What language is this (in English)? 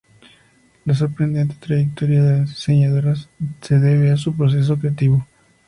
Spanish